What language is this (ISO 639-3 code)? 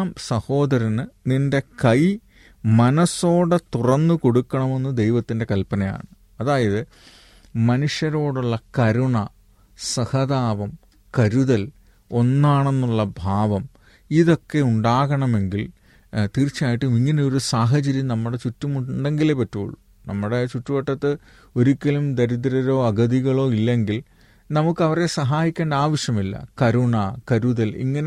mal